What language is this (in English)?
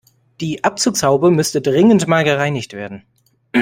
German